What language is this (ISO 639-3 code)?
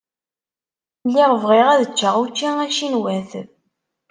kab